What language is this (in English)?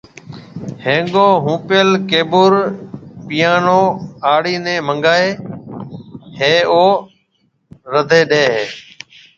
Marwari (Pakistan)